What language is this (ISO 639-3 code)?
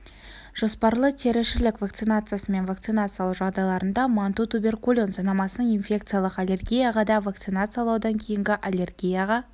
kaz